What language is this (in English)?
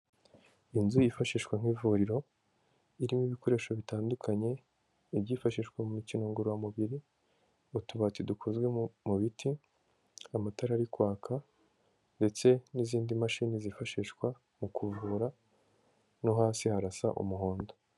Kinyarwanda